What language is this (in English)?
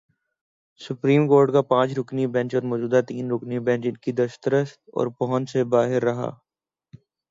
Urdu